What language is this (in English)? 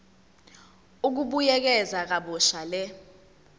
Zulu